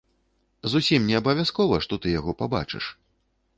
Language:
Belarusian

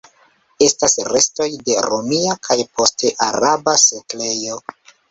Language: Esperanto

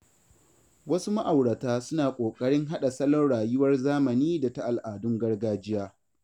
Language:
Hausa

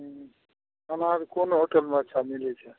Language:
Maithili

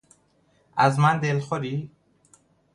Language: Persian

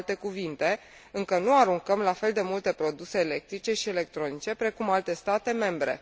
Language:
Romanian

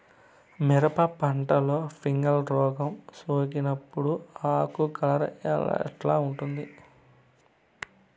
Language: Telugu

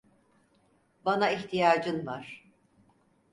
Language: Turkish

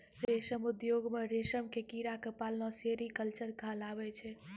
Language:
Maithili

